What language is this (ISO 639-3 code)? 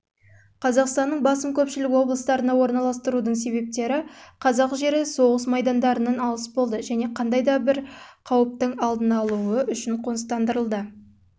kaz